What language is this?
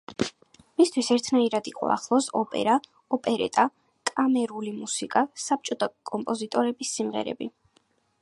Georgian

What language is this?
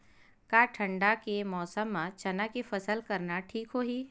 Chhattisgarhi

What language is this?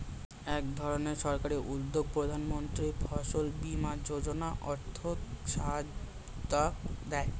Bangla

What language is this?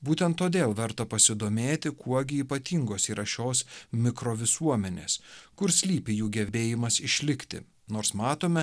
Lithuanian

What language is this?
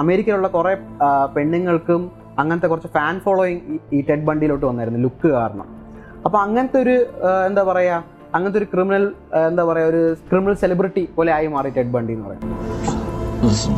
Malayalam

